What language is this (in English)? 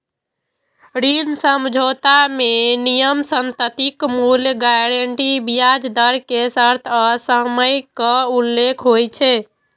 Maithili